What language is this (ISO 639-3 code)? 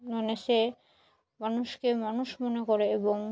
ben